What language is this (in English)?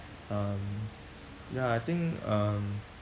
English